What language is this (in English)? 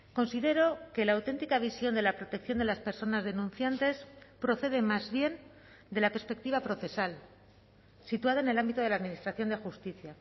Spanish